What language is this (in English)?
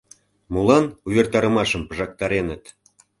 Mari